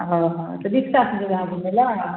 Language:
Maithili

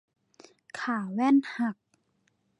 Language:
Thai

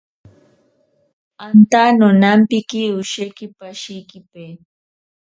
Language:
Ashéninka Perené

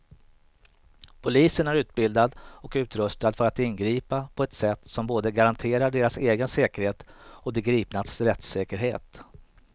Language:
Swedish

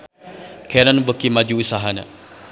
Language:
Sundanese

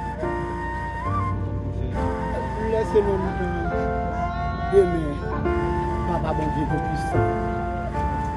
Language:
French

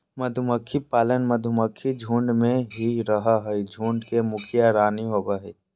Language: Magahi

